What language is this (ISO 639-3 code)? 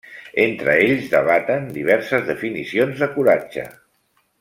cat